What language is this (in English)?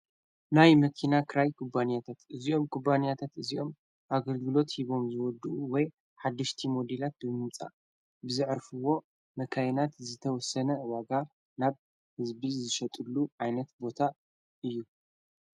Tigrinya